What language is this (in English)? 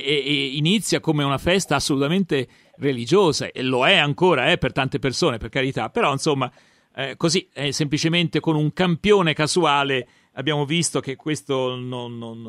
Italian